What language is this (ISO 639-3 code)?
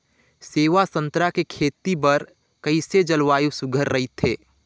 hne